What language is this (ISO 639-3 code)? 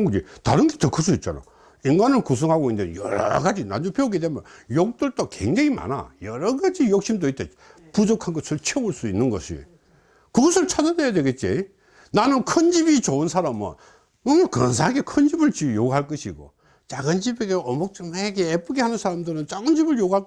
kor